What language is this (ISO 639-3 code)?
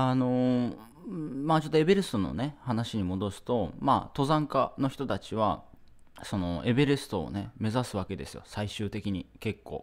jpn